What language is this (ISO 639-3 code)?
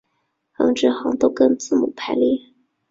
zho